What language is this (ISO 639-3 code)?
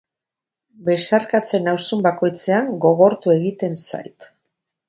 eus